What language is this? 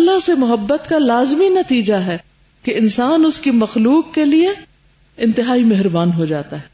Urdu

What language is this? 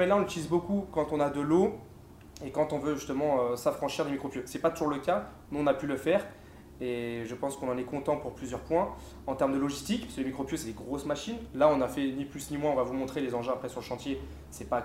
French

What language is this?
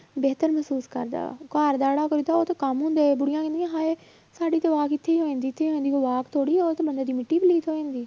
Punjabi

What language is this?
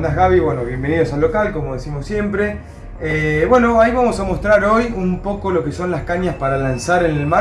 Spanish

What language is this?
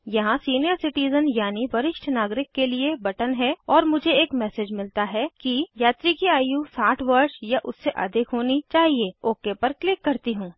Hindi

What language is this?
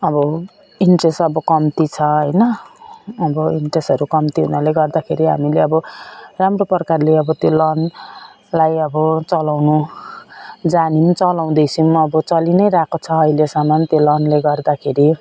Nepali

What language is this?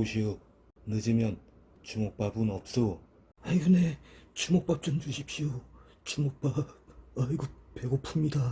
Korean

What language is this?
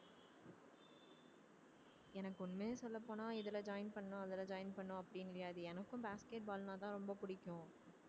Tamil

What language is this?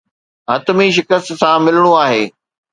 Sindhi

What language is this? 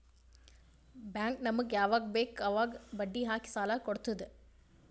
Kannada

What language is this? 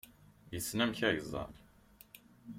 Kabyle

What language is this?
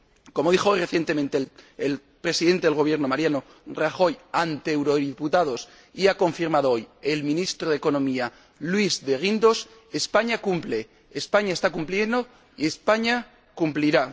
Spanish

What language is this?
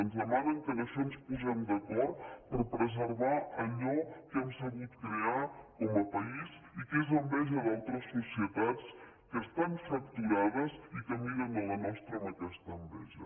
Catalan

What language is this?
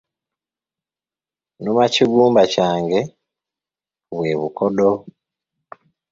Ganda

